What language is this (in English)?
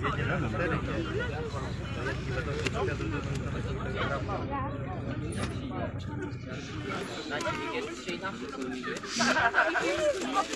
Polish